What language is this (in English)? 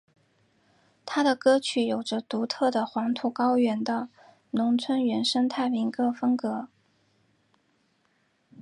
Chinese